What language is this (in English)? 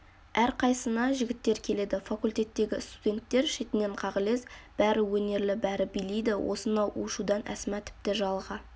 Kazakh